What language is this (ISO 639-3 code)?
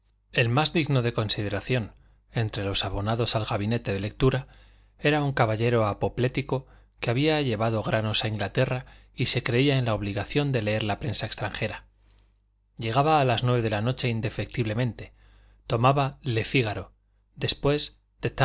spa